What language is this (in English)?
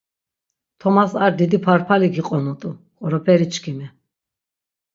Laz